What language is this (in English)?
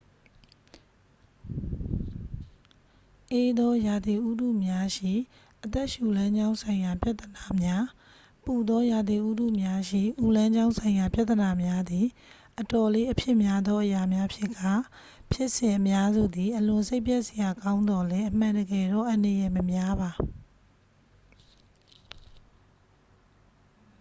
Burmese